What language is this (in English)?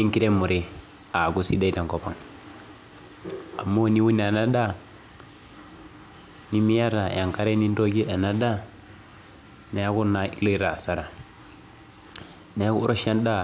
Masai